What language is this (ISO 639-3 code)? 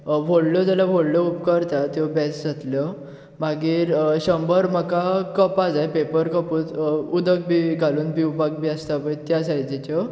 kok